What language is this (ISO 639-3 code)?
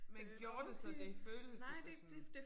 dan